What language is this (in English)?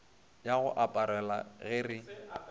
Northern Sotho